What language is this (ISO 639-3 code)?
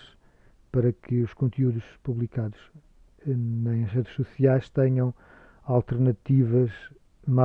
por